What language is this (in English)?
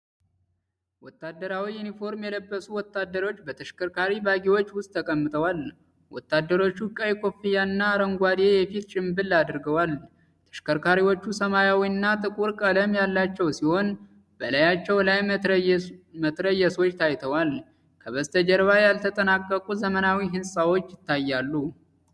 Amharic